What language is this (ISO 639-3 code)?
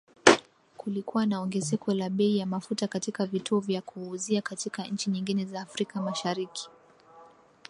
swa